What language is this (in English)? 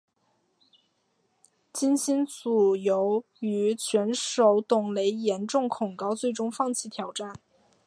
Chinese